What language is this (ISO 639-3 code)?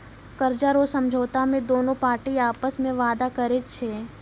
mai